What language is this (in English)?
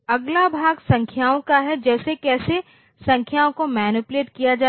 Hindi